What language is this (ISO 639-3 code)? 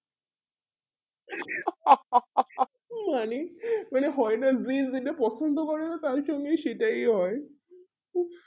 ben